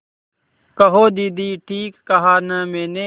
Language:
Hindi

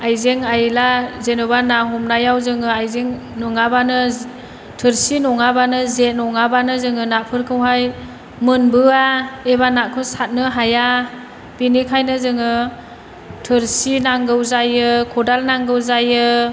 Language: Bodo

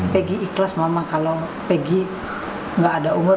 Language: Indonesian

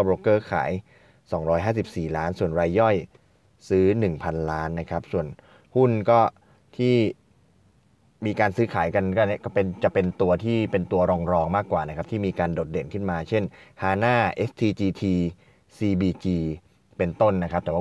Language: Thai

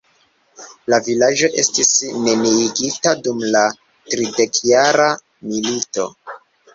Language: Esperanto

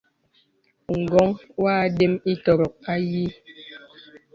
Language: Bebele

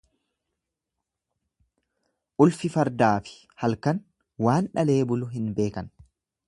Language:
Oromo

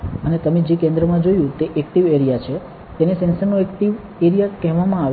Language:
Gujarati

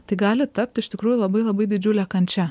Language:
Lithuanian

